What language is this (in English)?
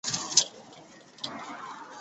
Chinese